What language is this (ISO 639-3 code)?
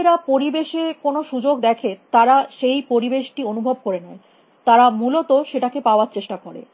ben